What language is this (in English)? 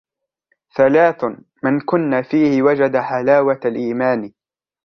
Arabic